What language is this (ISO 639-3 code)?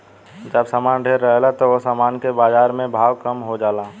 bho